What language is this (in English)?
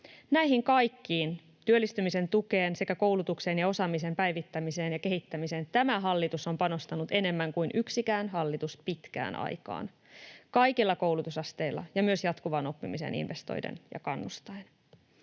Finnish